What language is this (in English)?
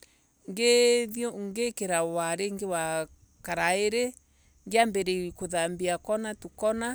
Embu